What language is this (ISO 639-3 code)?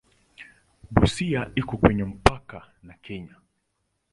swa